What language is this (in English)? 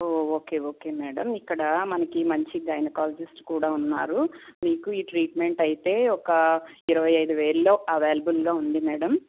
Telugu